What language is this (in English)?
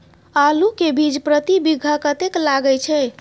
Maithili